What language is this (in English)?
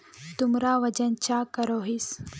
Magahi